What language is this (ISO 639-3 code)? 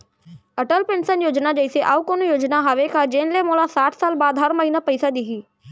hne